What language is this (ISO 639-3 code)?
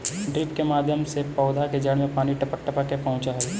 mag